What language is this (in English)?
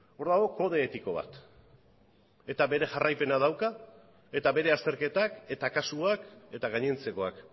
Basque